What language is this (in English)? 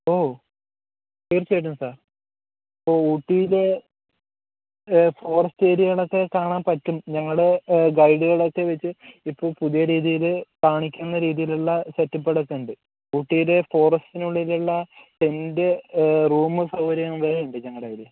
Malayalam